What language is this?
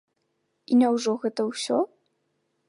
Belarusian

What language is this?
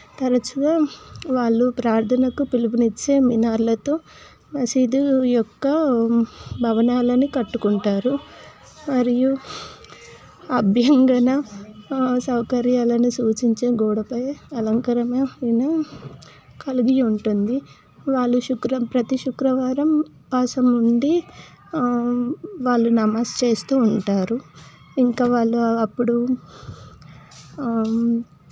Telugu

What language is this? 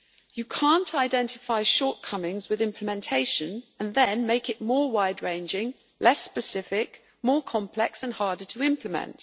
English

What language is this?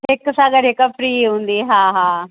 Sindhi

